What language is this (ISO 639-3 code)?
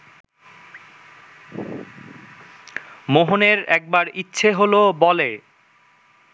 ben